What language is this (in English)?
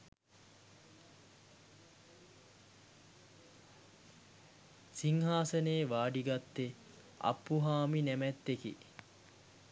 Sinhala